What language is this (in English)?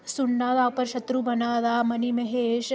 Dogri